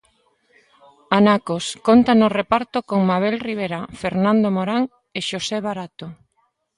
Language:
Galician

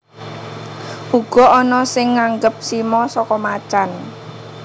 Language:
Javanese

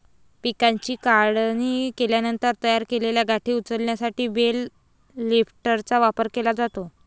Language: Marathi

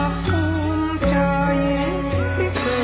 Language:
Thai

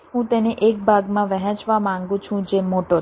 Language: Gujarati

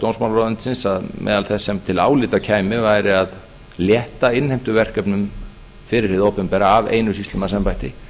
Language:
Icelandic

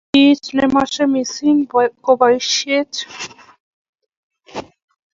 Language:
Kalenjin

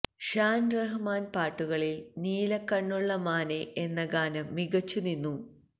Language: Malayalam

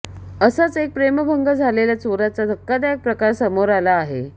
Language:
Marathi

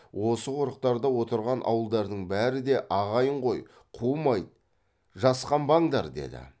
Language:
Kazakh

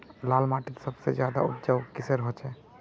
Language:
Magahi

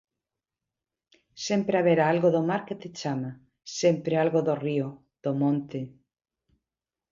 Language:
Galician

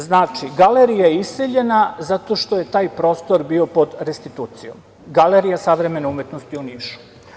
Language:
Serbian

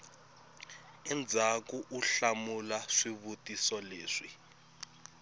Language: Tsonga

